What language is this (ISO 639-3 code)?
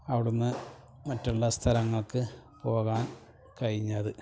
mal